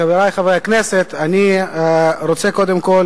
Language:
Hebrew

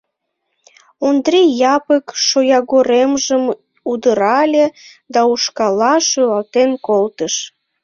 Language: Mari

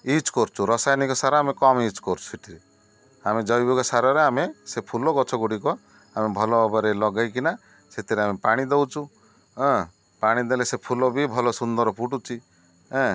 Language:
Odia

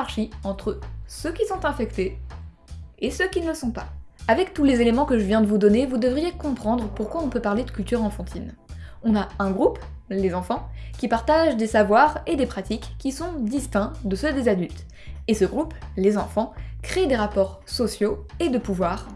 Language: French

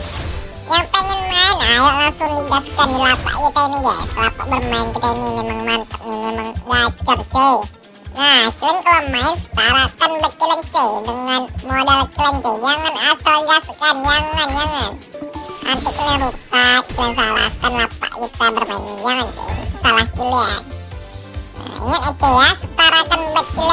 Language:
Indonesian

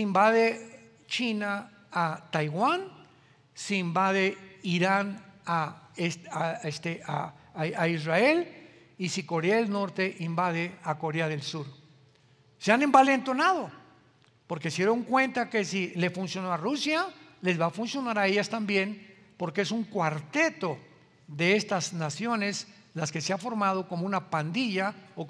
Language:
Spanish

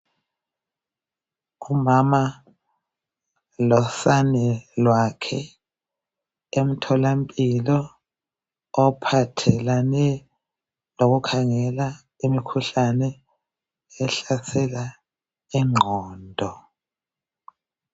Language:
North Ndebele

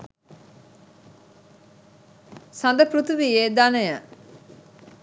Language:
Sinhala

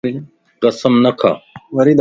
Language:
Lasi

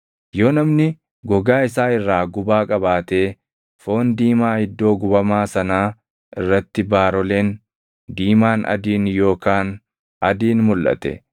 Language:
Oromo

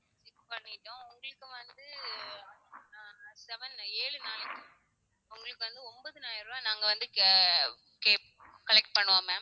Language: Tamil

